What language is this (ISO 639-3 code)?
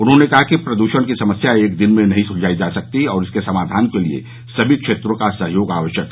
hin